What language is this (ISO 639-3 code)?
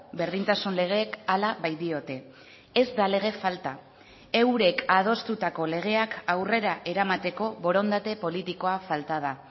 eus